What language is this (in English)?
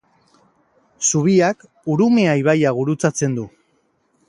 Basque